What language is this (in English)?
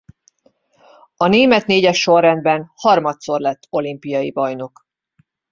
Hungarian